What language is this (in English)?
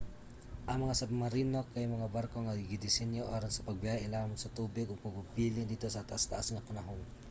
Cebuano